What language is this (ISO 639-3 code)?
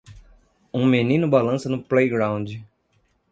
por